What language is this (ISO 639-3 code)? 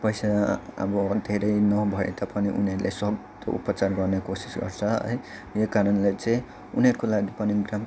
nep